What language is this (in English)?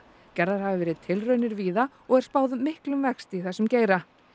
Icelandic